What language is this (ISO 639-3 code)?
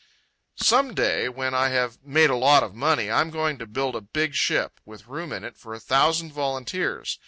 eng